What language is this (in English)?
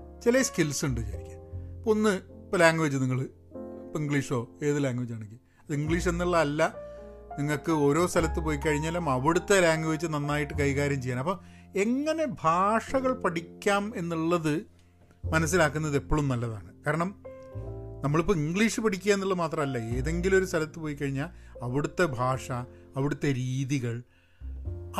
Malayalam